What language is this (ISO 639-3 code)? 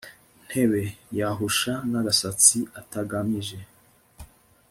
kin